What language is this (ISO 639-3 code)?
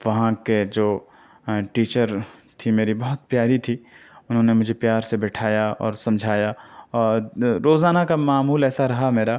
urd